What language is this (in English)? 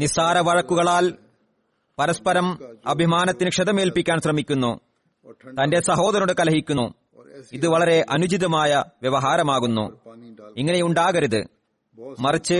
Malayalam